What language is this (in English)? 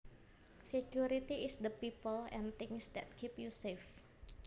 Javanese